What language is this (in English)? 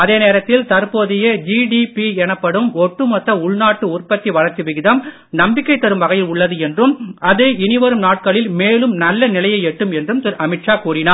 Tamil